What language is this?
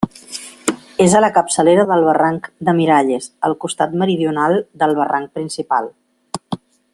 Catalan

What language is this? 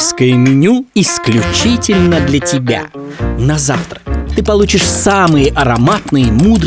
Russian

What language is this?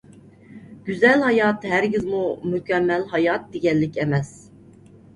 Uyghur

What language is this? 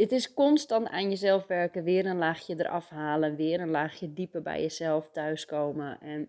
Dutch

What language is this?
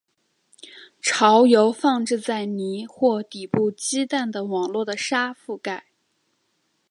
Chinese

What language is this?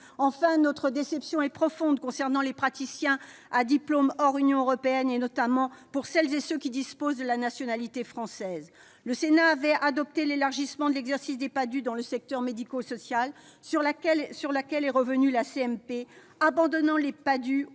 French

